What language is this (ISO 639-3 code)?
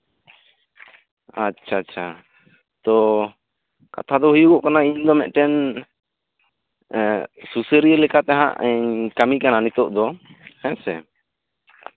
sat